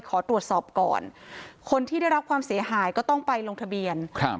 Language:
Thai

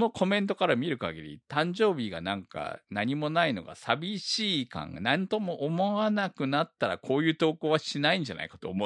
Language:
Japanese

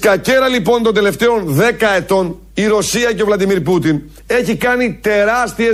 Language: Greek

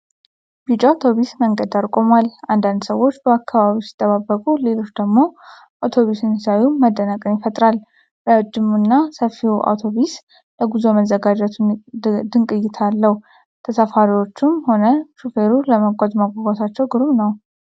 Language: Amharic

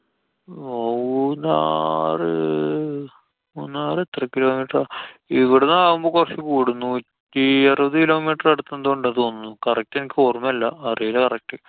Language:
Malayalam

